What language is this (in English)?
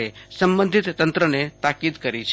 Gujarati